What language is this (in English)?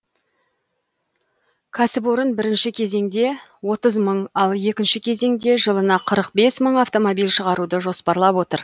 Kazakh